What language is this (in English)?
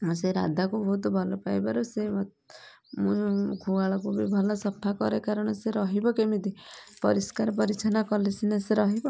Odia